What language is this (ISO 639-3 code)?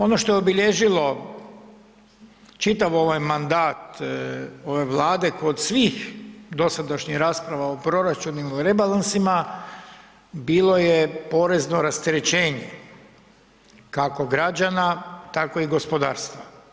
hrv